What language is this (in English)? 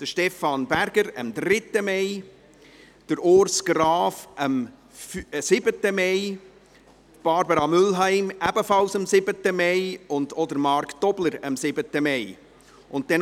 Swiss German